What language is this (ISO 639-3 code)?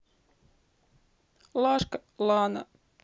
rus